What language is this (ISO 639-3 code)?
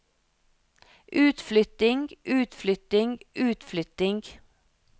nor